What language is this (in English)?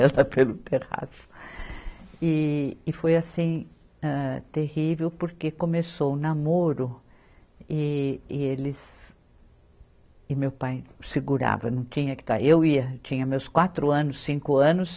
Portuguese